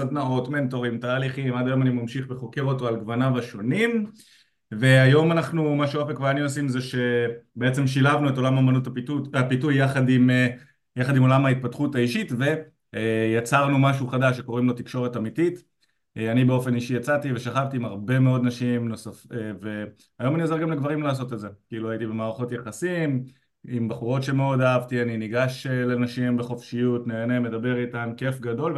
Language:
Hebrew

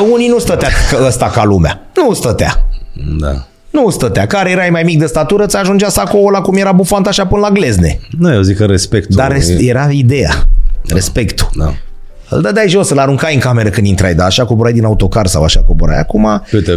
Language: Romanian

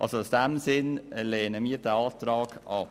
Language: Swiss German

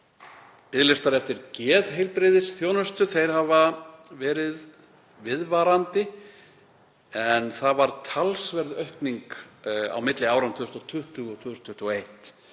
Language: Icelandic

